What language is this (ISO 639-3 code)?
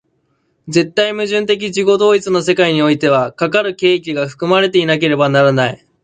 jpn